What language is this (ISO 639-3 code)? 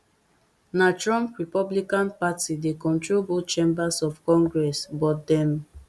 pcm